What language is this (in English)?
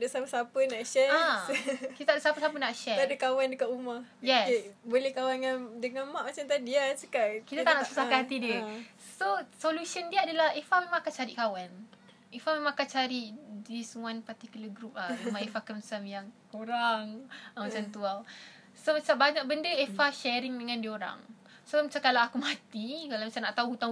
Malay